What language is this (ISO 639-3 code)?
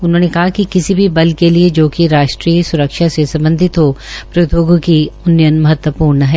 hin